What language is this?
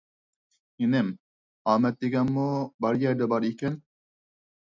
Uyghur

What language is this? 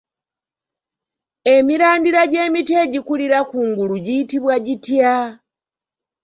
Ganda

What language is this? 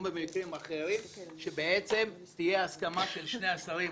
Hebrew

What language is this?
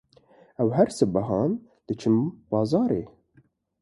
Kurdish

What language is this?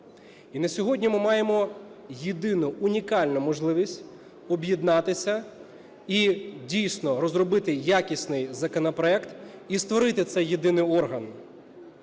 Ukrainian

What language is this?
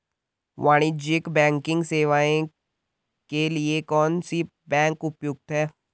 Hindi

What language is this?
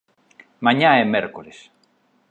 Galician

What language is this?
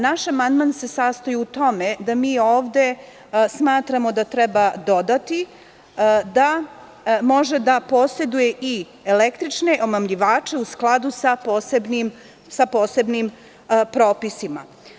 Serbian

